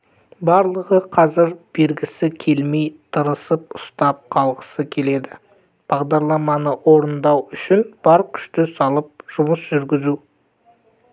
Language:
Kazakh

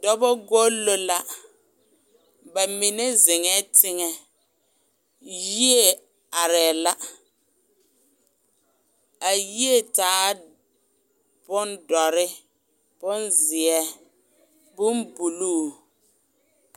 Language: Southern Dagaare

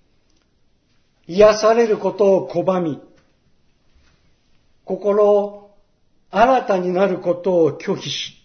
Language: Japanese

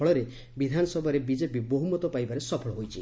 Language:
Odia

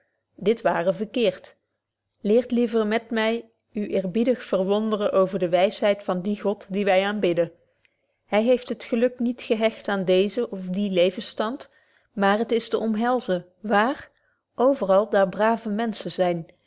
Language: Dutch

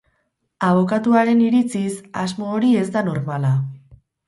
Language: Basque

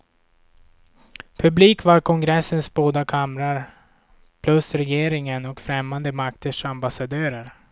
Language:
Swedish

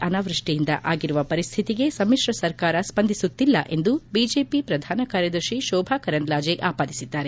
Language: Kannada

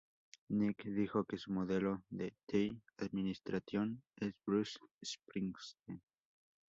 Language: Spanish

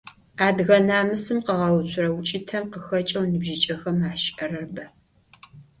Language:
Adyghe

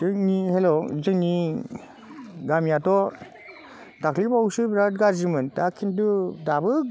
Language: Bodo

